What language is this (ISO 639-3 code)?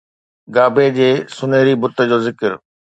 snd